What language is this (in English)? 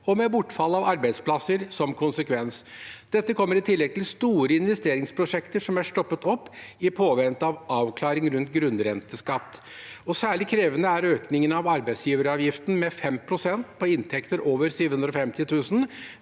Norwegian